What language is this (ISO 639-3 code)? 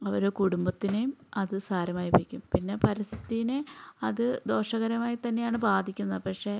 mal